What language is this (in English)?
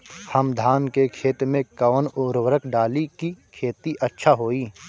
Bhojpuri